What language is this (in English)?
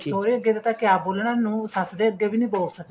Punjabi